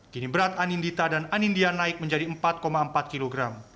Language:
Indonesian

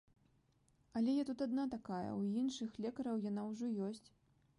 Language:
Belarusian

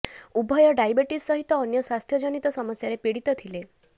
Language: Odia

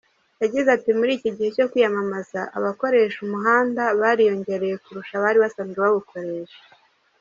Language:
Kinyarwanda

